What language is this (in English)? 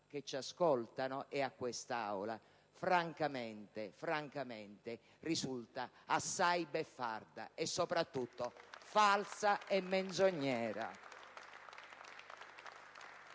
Italian